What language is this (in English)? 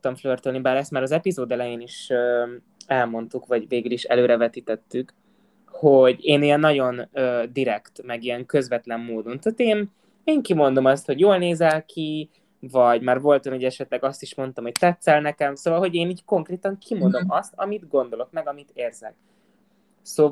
Hungarian